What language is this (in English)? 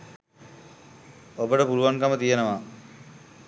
Sinhala